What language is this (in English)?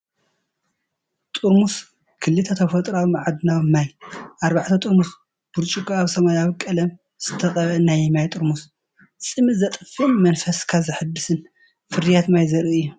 Tigrinya